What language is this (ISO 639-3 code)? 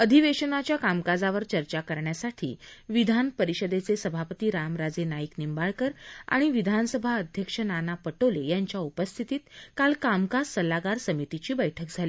mar